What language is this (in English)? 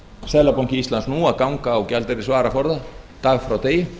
Icelandic